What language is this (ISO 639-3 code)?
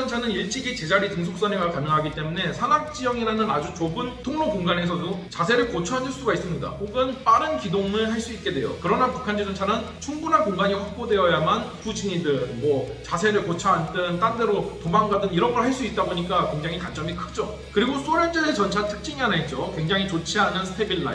kor